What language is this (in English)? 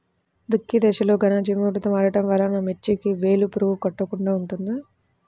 Telugu